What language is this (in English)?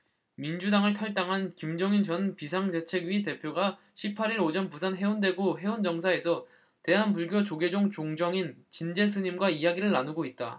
Korean